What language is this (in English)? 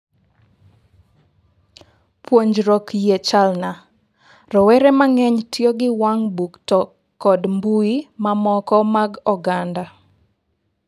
Luo (Kenya and Tanzania)